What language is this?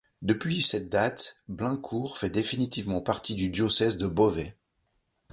French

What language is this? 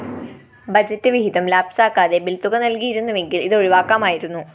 Malayalam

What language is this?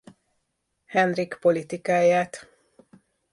Hungarian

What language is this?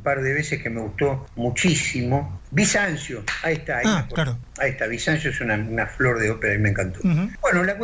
Spanish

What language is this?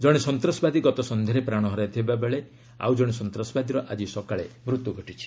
Odia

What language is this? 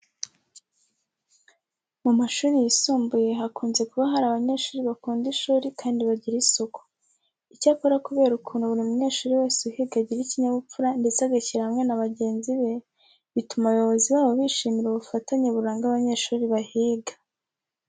Kinyarwanda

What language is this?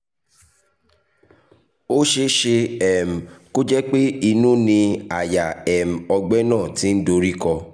Yoruba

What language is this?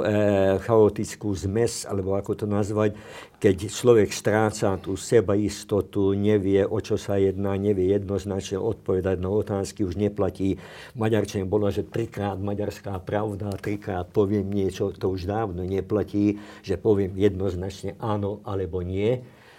Slovak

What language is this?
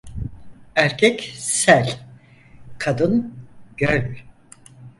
Turkish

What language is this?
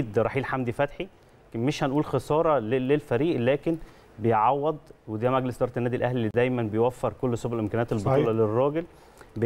Arabic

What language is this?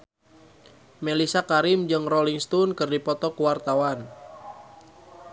Sundanese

